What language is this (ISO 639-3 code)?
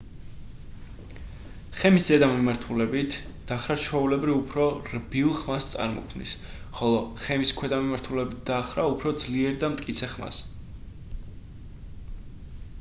kat